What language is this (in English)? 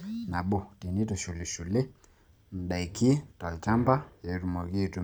Masai